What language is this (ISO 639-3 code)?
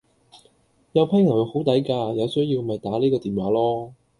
yue